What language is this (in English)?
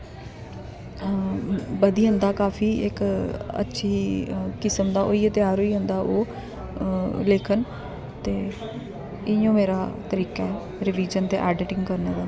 Dogri